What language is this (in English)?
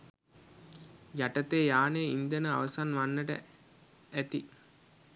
Sinhala